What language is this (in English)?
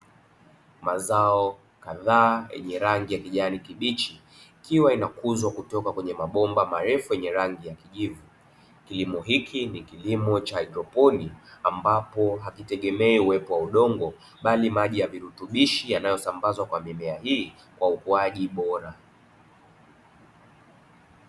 Swahili